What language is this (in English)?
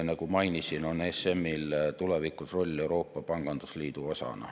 Estonian